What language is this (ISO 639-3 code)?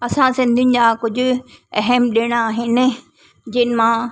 snd